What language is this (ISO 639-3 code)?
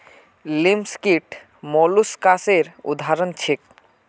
mag